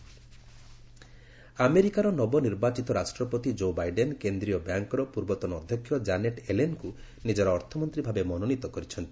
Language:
Odia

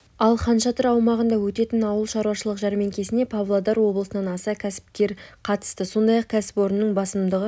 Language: Kazakh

